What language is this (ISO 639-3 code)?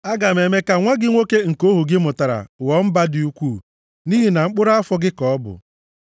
ibo